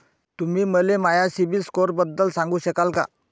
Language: Marathi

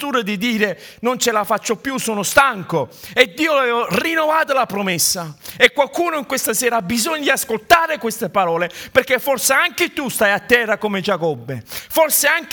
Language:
Italian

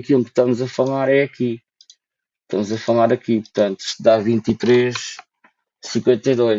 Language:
Portuguese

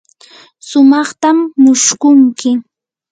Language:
Yanahuanca Pasco Quechua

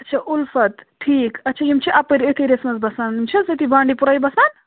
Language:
Kashmiri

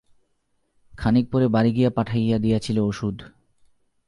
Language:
Bangla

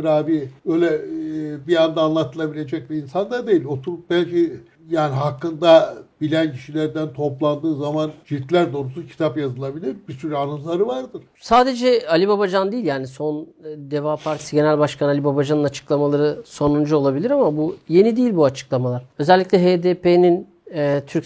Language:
Turkish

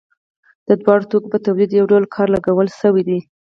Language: Pashto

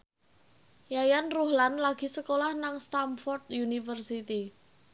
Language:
Javanese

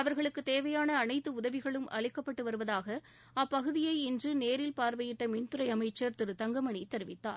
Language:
Tamil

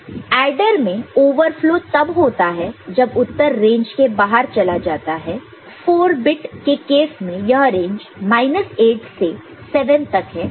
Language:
Hindi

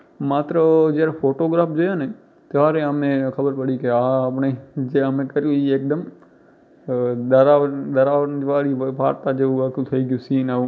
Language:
Gujarati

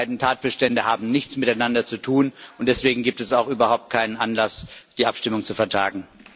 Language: German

